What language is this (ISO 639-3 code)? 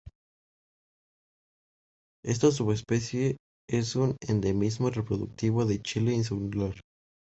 spa